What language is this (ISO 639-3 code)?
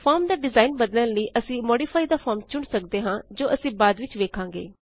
pan